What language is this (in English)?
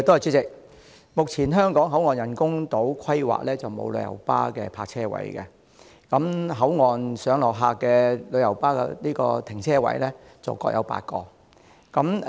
Cantonese